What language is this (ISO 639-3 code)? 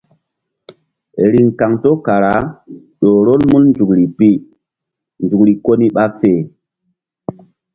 mdd